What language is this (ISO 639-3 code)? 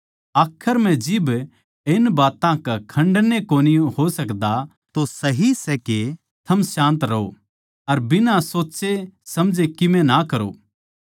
bgc